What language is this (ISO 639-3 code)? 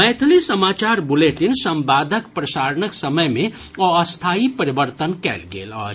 mai